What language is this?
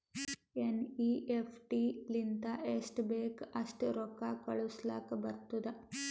Kannada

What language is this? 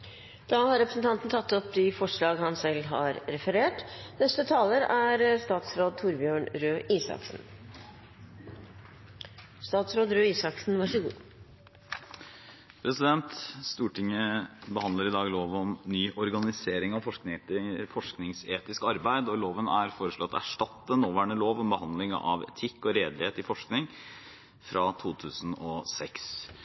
Norwegian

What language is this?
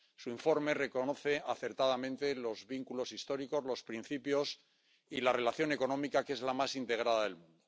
Spanish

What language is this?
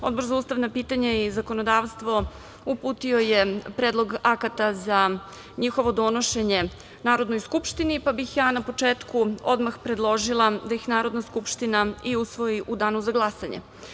Serbian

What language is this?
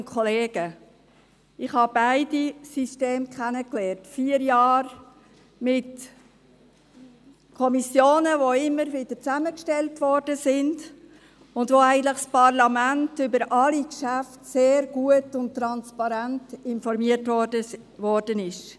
Swiss German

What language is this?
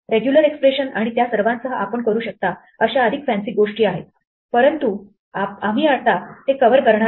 Marathi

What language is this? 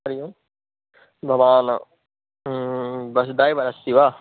Sanskrit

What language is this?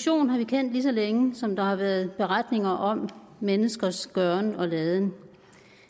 Danish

